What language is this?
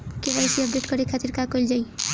Bhojpuri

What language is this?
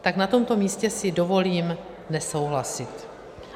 Czech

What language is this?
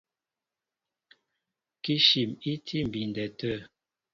Mbo (Cameroon)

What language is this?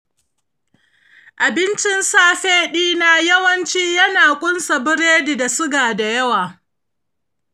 Hausa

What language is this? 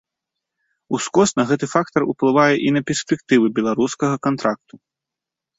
Belarusian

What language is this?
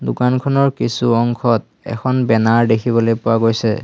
Assamese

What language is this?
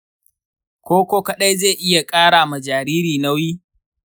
Hausa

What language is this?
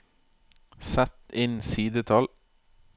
Norwegian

